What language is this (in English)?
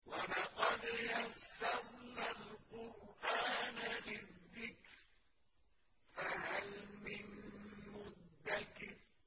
Arabic